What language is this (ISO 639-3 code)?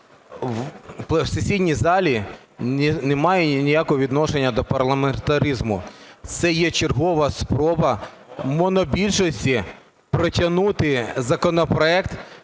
ukr